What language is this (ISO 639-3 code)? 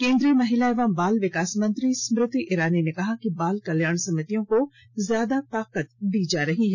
hin